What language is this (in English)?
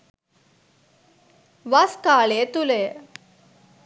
Sinhala